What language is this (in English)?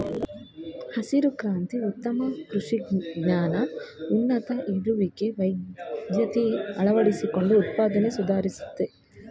Kannada